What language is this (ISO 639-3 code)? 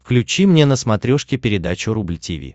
rus